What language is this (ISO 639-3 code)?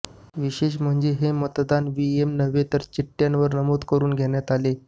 mar